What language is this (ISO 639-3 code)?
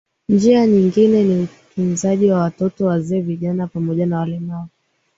swa